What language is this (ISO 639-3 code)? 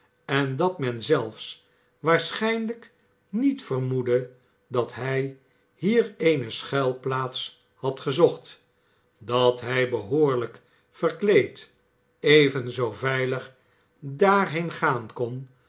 nld